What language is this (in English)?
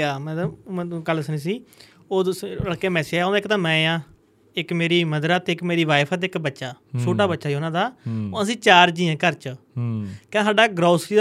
Punjabi